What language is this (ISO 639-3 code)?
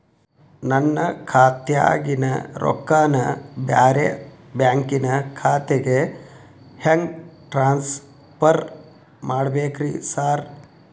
kan